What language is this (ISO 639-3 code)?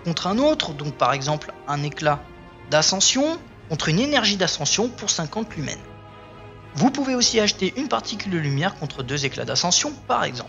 fra